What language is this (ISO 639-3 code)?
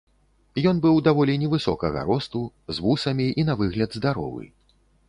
bel